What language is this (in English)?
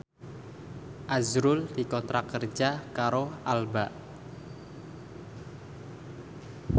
Javanese